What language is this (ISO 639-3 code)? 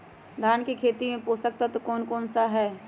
mag